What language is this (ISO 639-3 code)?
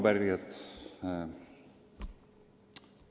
est